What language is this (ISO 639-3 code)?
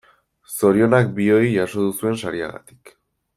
eus